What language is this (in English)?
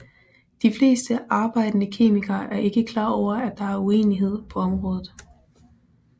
Danish